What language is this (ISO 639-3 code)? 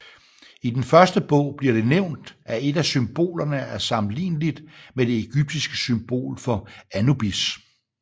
dan